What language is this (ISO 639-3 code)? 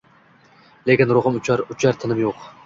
uzb